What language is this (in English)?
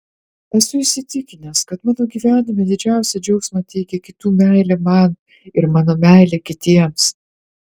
Lithuanian